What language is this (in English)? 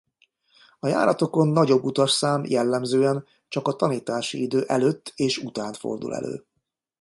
Hungarian